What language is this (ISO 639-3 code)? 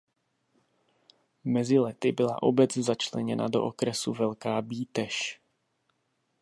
ces